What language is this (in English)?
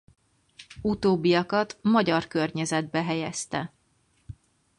Hungarian